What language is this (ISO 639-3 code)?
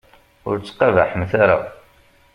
kab